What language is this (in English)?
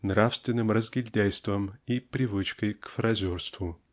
Russian